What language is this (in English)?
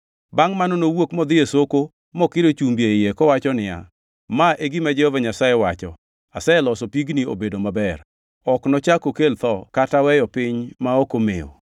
Luo (Kenya and Tanzania)